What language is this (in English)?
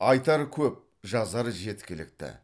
Kazakh